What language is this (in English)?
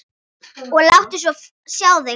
Icelandic